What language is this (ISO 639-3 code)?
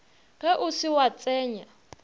nso